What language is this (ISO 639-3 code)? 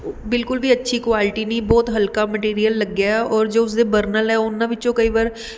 pan